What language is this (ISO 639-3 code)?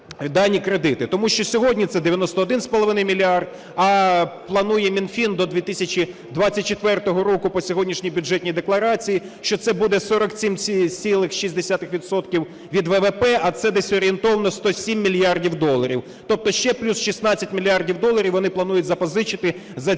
ukr